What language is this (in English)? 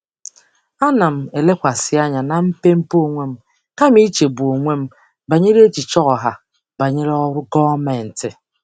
Igbo